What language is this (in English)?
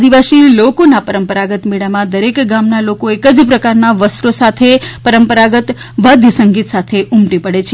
Gujarati